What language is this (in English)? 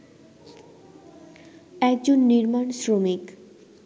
Bangla